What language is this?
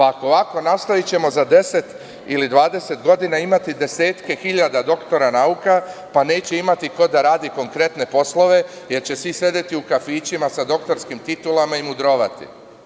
Serbian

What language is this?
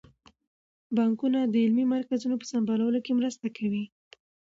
Pashto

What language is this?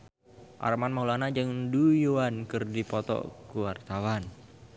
Sundanese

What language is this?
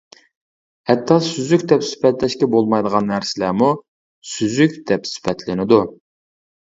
Uyghur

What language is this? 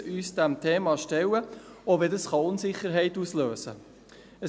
Swiss German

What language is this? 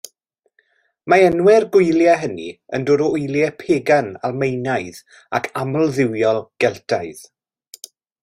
Welsh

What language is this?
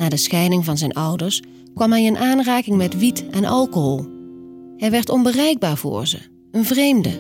Dutch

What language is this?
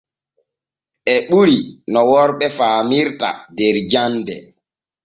Borgu Fulfulde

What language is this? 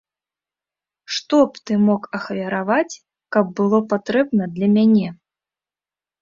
Belarusian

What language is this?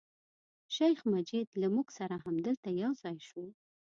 Pashto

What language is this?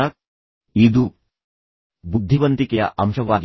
Kannada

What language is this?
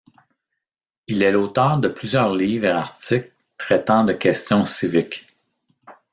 French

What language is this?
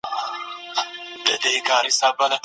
Pashto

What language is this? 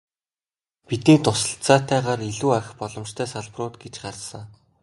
Mongolian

